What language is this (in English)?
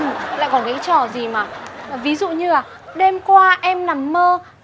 Vietnamese